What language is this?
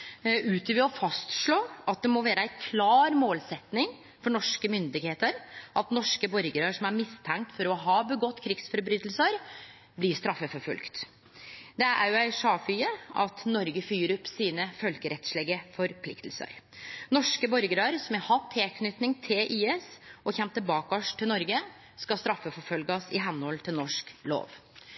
Norwegian Nynorsk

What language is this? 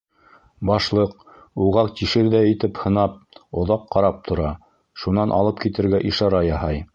Bashkir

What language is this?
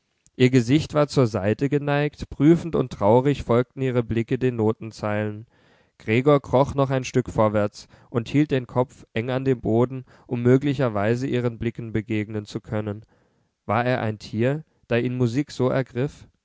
German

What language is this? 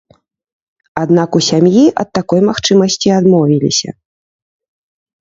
Belarusian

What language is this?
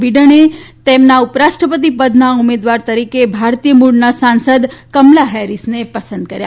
Gujarati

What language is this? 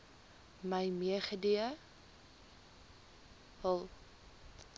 Afrikaans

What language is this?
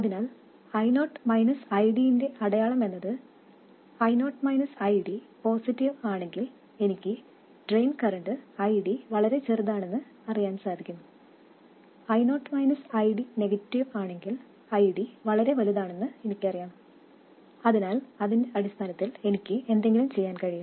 Malayalam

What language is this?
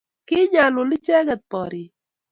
Kalenjin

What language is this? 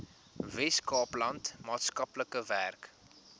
Afrikaans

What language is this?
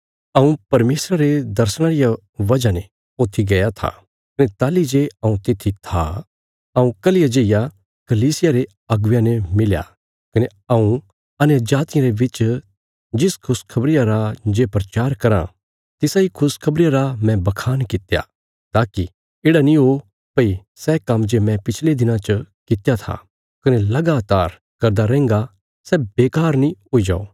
Bilaspuri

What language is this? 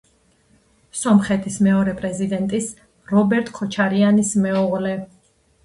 Georgian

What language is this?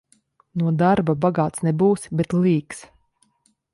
Latvian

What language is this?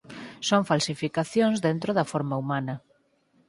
Galician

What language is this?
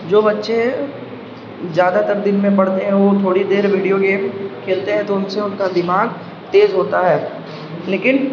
Urdu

